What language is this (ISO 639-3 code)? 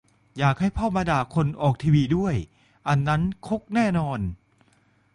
tha